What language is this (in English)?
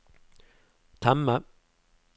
Norwegian